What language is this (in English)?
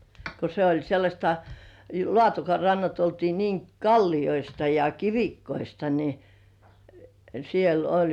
Finnish